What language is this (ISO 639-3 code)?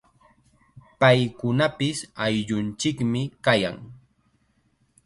qxa